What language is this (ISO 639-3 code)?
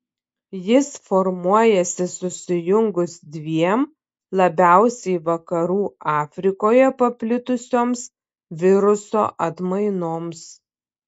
lit